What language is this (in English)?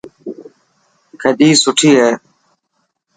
Dhatki